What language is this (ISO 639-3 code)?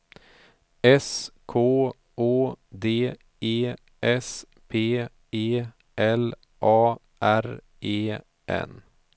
swe